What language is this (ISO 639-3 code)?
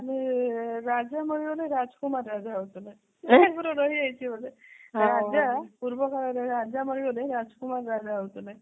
ori